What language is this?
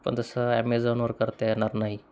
Marathi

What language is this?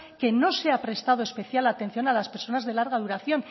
Spanish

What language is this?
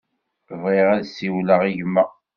Kabyle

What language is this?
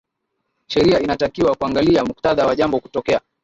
Swahili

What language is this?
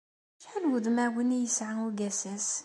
Kabyle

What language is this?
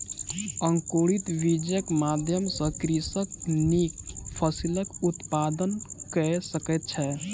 Maithili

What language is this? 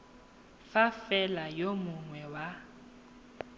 Tswana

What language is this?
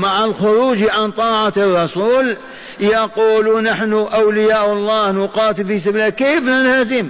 Arabic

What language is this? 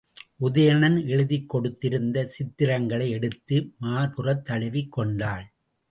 Tamil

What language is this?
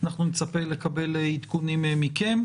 Hebrew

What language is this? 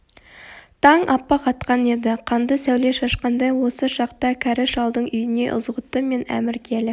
Kazakh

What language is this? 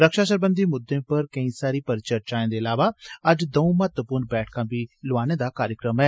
Dogri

